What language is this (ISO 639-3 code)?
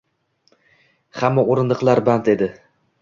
uzb